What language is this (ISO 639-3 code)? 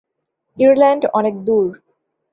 ben